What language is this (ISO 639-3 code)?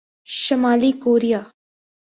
urd